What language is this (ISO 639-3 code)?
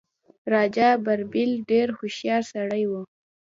pus